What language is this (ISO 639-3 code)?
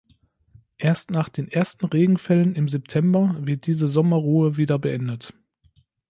deu